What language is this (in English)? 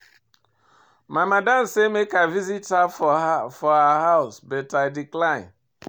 Nigerian Pidgin